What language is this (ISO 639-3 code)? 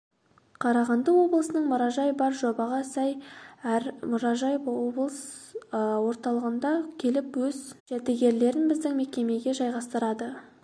kaz